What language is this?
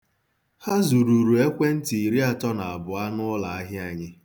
Igbo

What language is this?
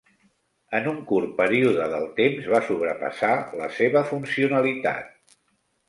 Catalan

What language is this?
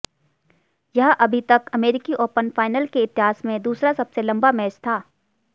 Hindi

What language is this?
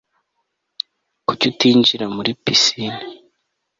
Kinyarwanda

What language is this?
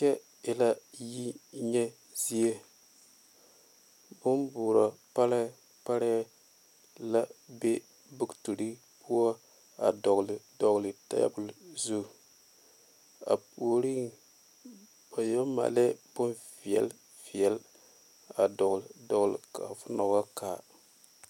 Southern Dagaare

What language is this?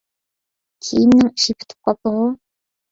Uyghur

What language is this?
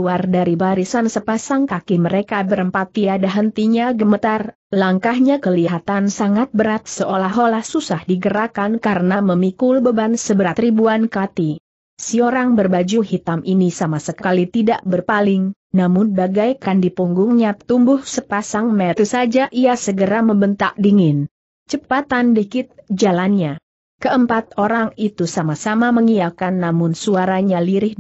Indonesian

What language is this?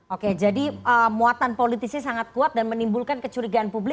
Indonesian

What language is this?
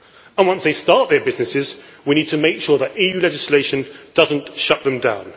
English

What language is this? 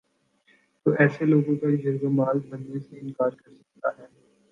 Urdu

